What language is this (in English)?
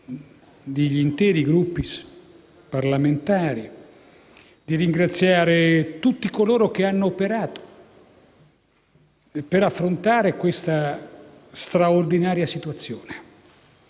Italian